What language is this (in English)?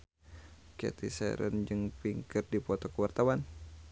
Sundanese